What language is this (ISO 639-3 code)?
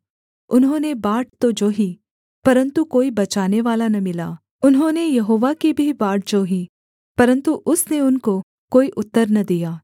hin